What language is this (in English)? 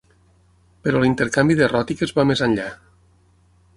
Catalan